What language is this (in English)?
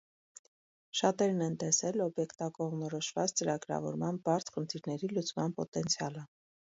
Armenian